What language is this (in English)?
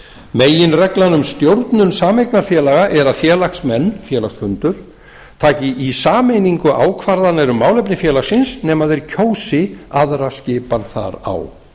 Icelandic